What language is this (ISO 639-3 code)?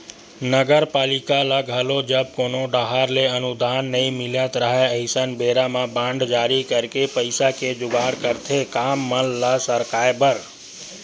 hne